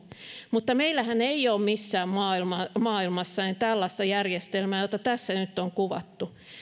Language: Finnish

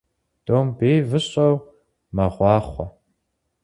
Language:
Kabardian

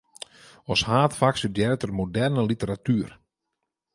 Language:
Western Frisian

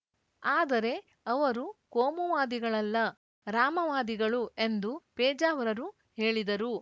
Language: Kannada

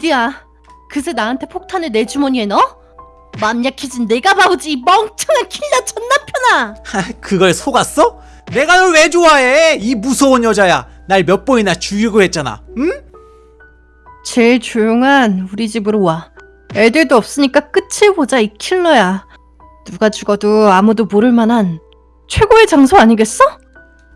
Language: Korean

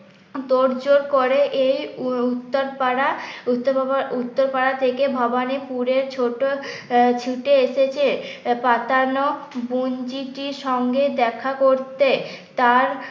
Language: Bangla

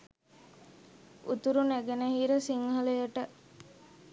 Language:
Sinhala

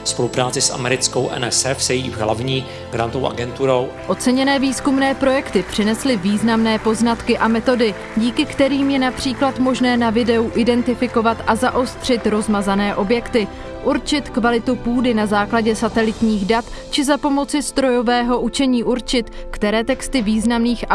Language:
Czech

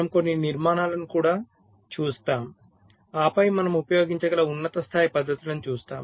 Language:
Telugu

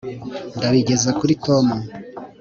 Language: Kinyarwanda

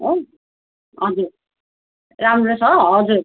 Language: Nepali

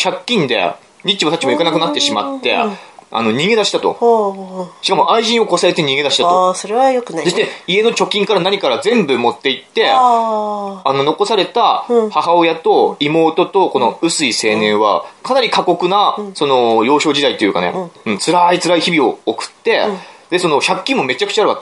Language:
Japanese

